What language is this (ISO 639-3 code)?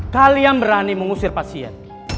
ind